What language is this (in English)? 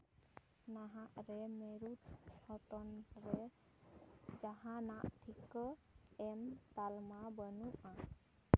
Santali